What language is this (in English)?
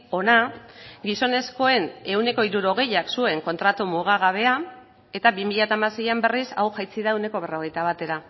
Basque